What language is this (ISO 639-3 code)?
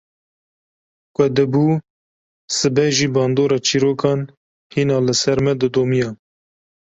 kur